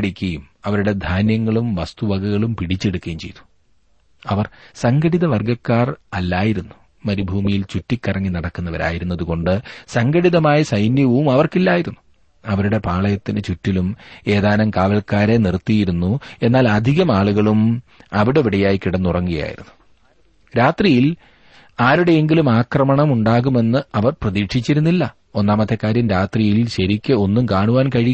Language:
Malayalam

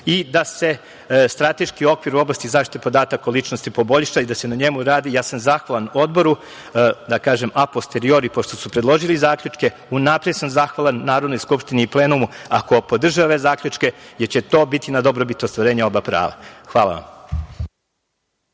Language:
Serbian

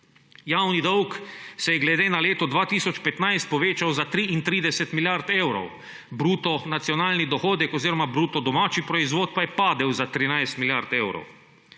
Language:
Slovenian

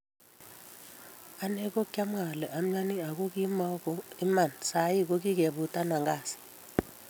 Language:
Kalenjin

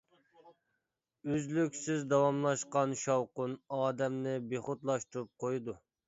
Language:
Uyghur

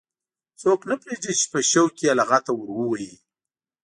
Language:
Pashto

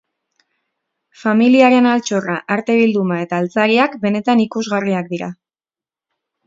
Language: Basque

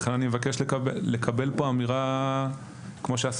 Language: Hebrew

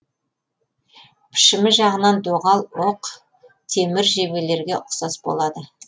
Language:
Kazakh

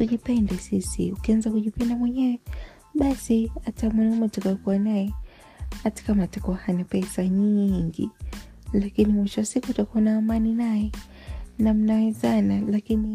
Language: Swahili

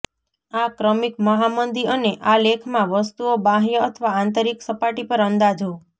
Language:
Gujarati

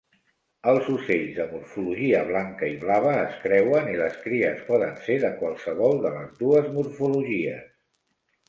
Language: Catalan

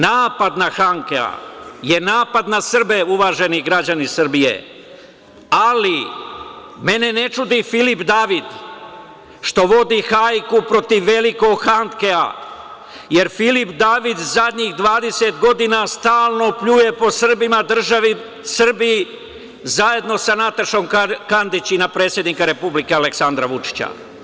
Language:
Serbian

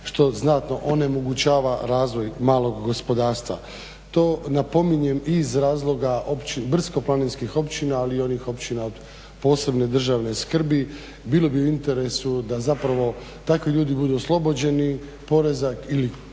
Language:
Croatian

